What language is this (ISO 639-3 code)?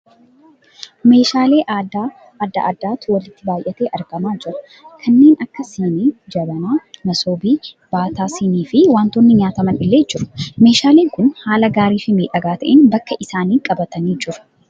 orm